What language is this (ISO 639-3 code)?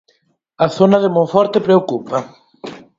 glg